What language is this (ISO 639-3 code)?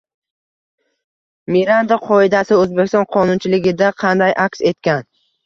uzb